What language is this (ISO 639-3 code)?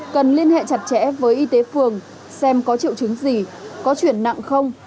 vie